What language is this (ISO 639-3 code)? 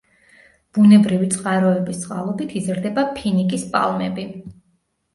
kat